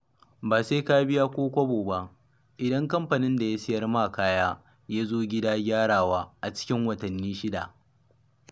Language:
Hausa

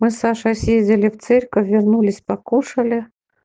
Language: Russian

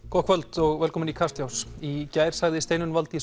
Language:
Icelandic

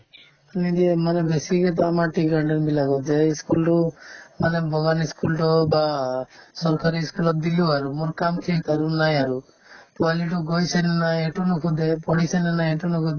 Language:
Assamese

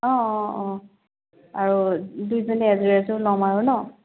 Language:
Assamese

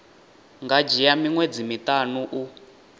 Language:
Venda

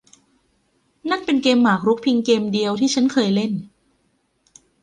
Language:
Thai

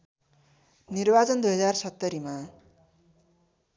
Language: Nepali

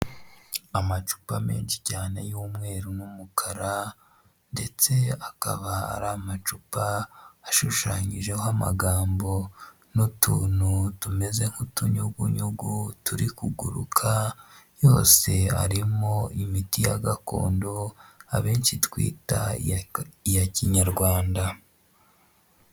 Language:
Kinyarwanda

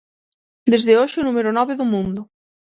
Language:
Galician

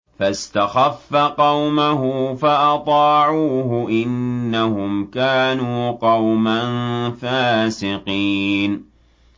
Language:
Arabic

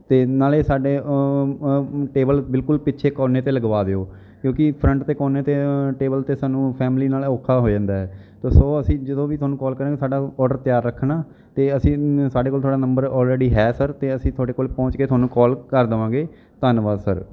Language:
Punjabi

